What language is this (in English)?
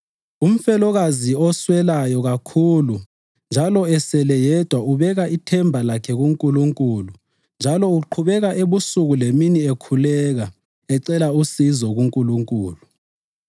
North Ndebele